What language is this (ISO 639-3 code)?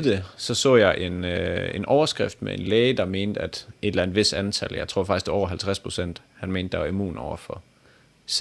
dan